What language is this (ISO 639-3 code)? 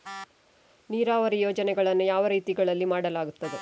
kan